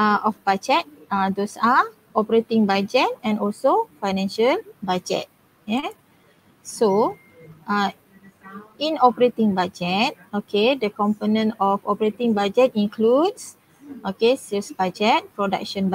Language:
Malay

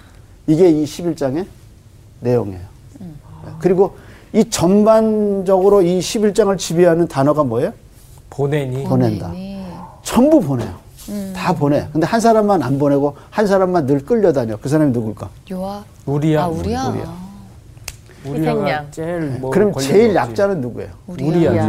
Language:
Korean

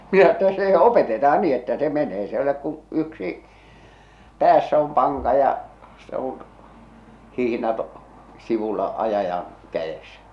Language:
Finnish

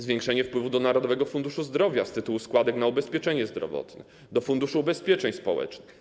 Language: Polish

